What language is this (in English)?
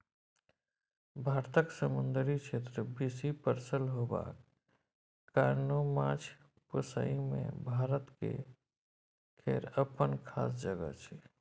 Maithili